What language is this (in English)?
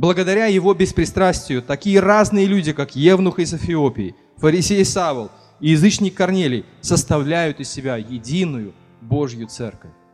Russian